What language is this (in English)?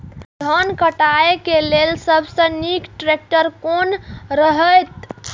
Maithili